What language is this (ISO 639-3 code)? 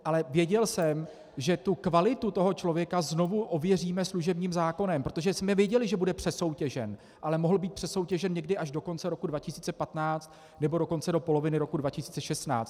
ces